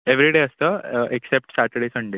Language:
Konkani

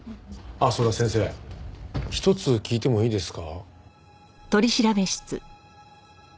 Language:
Japanese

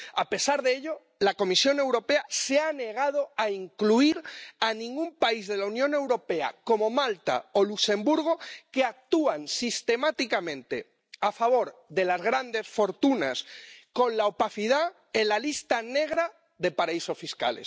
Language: Spanish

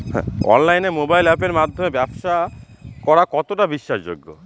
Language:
Bangla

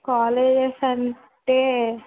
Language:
Telugu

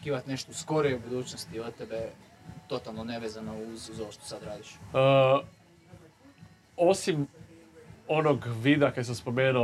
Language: Croatian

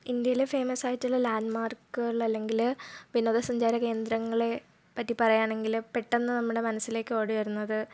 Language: Malayalam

